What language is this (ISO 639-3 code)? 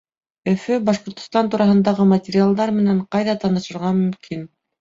bak